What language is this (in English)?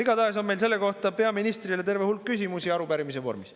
Estonian